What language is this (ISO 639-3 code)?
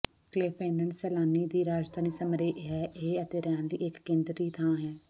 pan